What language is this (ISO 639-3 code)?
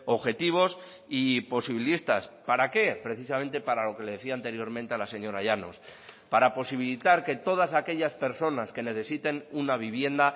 spa